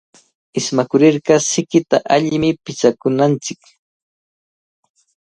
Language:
Cajatambo North Lima Quechua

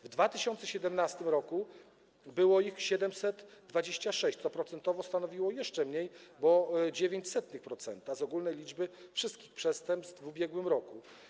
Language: Polish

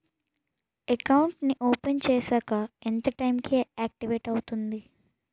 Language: Telugu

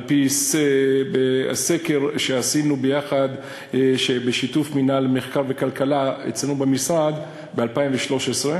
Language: Hebrew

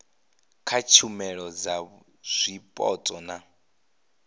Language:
Venda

